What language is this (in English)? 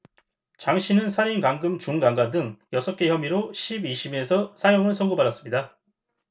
Korean